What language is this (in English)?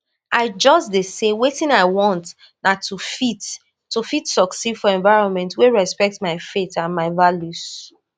Nigerian Pidgin